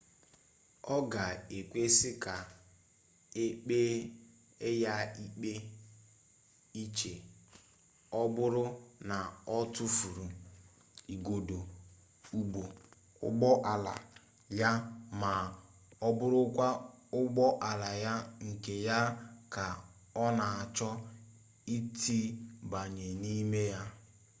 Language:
Igbo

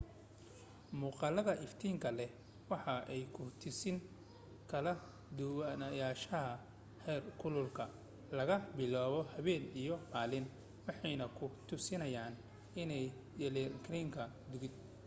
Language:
Somali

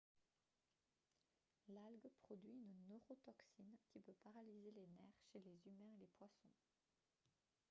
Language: French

